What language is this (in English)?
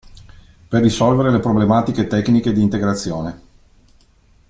Italian